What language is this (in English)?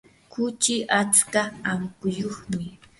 Yanahuanca Pasco Quechua